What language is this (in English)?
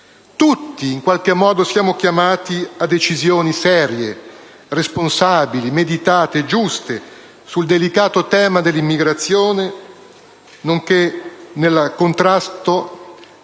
Italian